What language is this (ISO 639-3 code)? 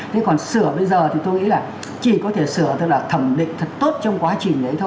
vie